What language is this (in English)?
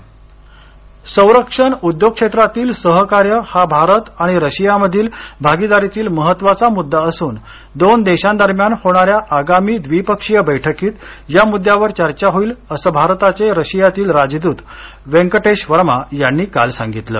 Marathi